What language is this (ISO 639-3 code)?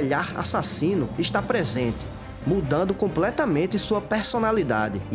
por